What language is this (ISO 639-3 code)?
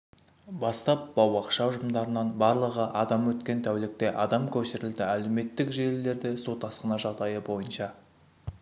kaz